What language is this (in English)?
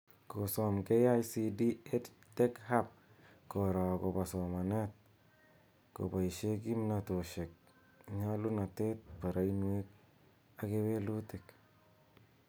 Kalenjin